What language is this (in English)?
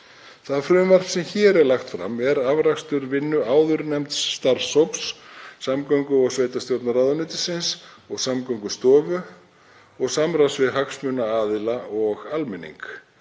Icelandic